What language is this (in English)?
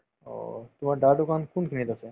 Assamese